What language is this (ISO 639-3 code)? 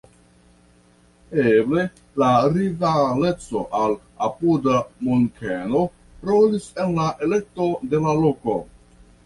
epo